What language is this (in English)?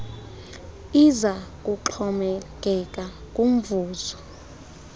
Xhosa